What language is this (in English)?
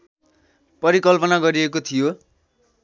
Nepali